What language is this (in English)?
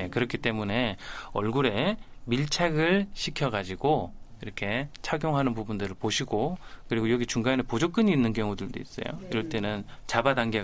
Korean